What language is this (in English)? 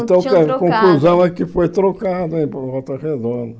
Portuguese